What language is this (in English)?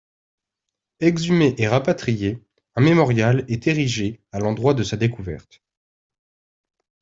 French